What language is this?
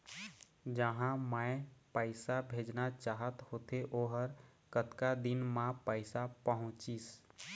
Chhattisgarhi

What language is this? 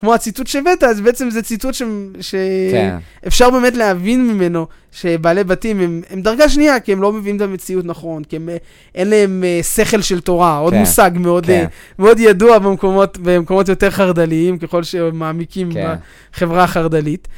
Hebrew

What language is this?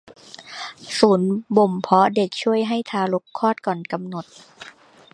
Thai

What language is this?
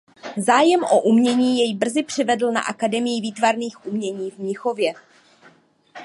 Czech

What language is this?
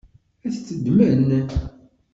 Kabyle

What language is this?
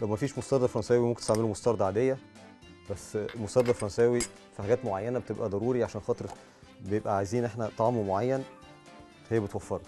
Arabic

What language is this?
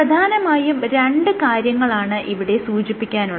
Malayalam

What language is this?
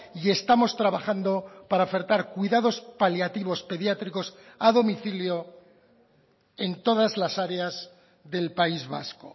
Spanish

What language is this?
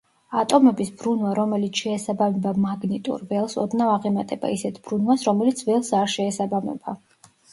Georgian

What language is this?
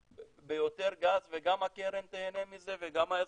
Hebrew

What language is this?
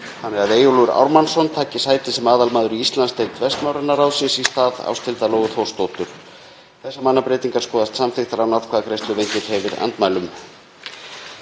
Icelandic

